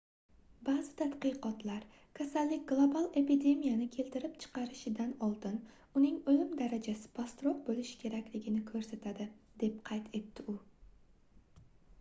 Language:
Uzbek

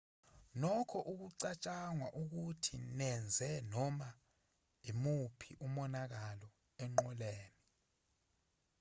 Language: Zulu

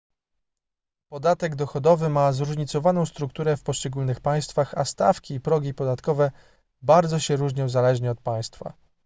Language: Polish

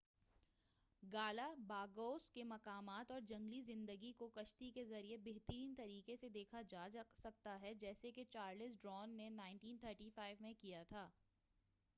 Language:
Urdu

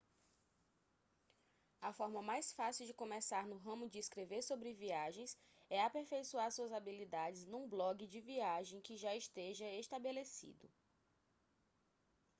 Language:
Portuguese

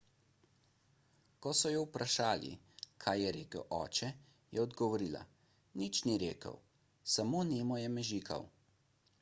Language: Slovenian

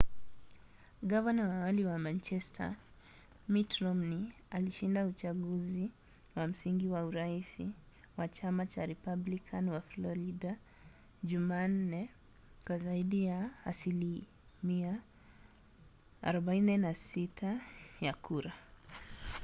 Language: Swahili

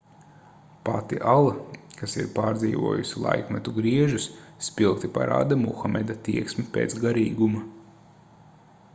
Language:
Latvian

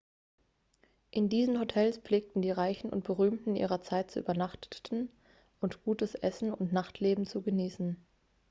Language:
German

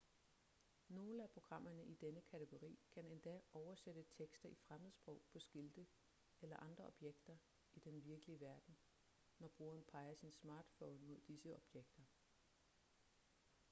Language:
Danish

